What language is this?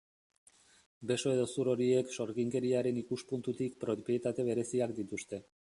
Basque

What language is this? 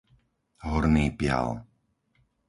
Slovak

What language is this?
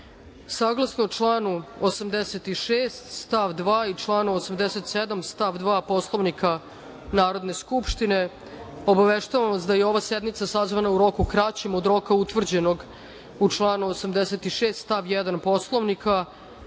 Serbian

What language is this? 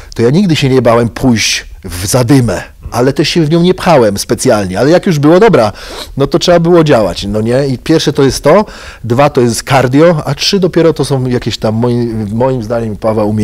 Polish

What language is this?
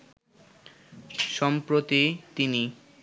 Bangla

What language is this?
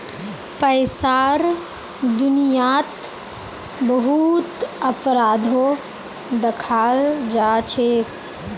Magahi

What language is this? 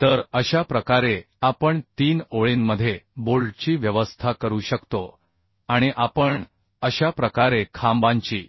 Marathi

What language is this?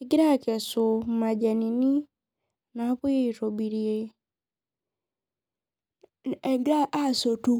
Masai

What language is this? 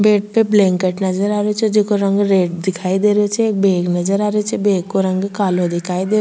Rajasthani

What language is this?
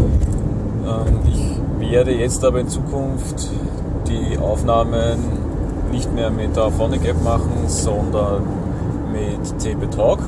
German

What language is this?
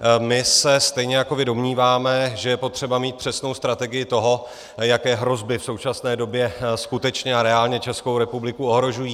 Czech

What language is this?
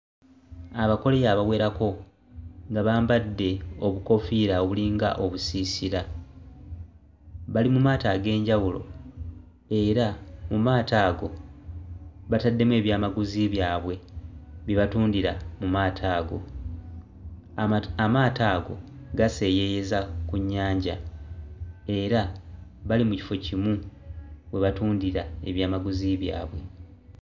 Ganda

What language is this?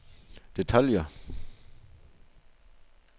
Danish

